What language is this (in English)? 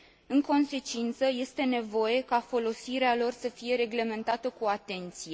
Romanian